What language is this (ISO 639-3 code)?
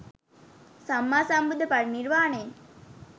sin